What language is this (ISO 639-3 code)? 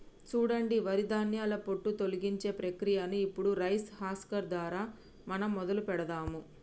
tel